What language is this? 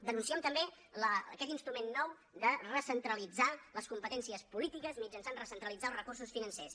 Catalan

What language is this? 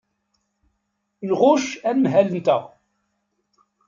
Kabyle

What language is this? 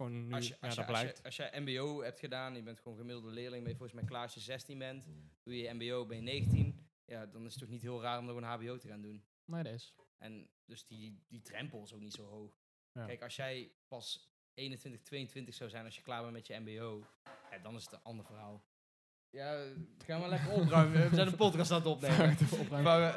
Dutch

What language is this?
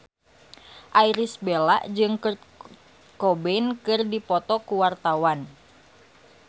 Sundanese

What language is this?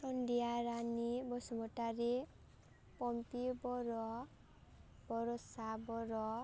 Bodo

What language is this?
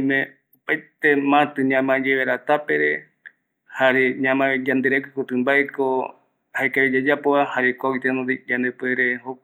Eastern Bolivian Guaraní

